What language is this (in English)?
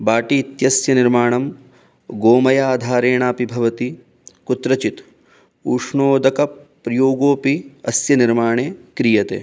Sanskrit